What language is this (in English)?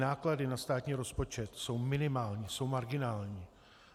Czech